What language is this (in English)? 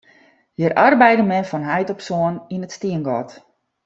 Western Frisian